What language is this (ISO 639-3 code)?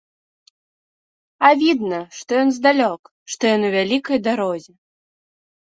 bel